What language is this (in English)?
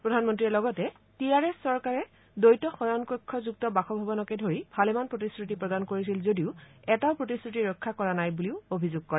Assamese